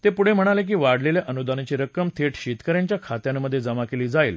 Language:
Marathi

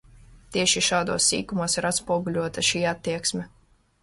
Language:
Latvian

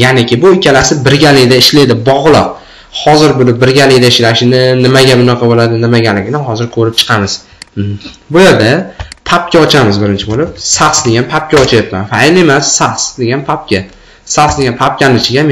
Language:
Turkish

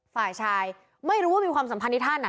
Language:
Thai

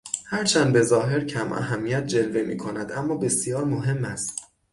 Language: Persian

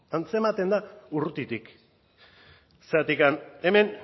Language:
Basque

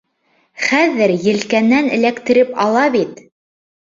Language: Bashkir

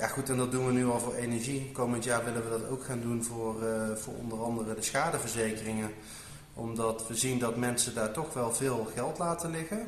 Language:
Dutch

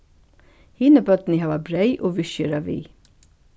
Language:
Faroese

